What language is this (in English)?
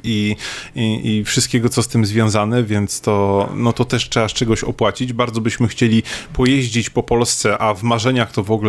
Polish